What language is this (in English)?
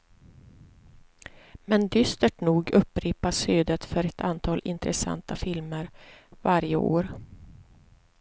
Swedish